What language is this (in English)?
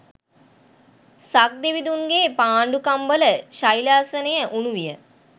Sinhala